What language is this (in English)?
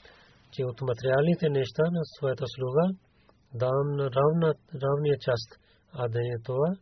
Bulgarian